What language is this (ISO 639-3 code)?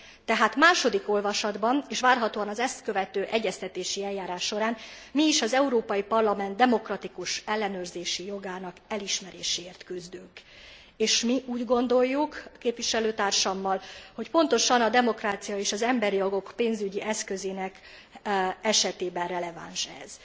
hun